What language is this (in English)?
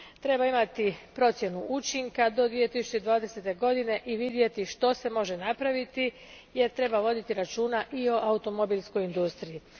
Croatian